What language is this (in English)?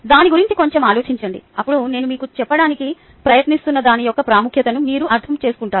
Telugu